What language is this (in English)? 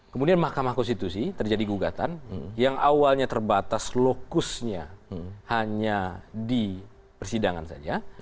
Indonesian